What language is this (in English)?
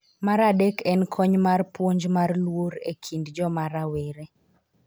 Luo (Kenya and Tanzania)